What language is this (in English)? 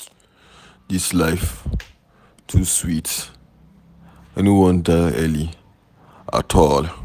Nigerian Pidgin